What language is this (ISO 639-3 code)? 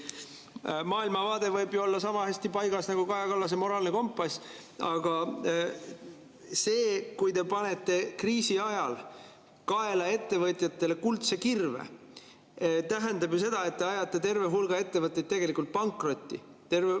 est